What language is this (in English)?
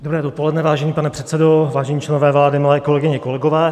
Czech